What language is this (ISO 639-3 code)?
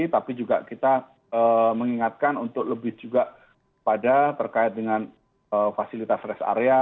ind